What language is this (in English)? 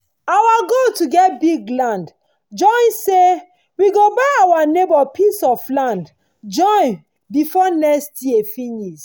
Nigerian Pidgin